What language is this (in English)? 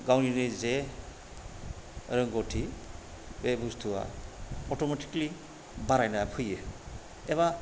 Bodo